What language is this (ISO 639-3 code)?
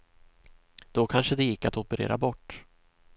swe